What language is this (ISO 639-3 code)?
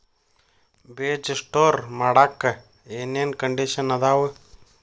kan